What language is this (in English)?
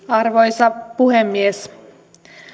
Finnish